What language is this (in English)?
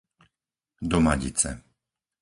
Slovak